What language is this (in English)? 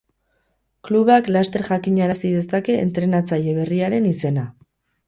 Basque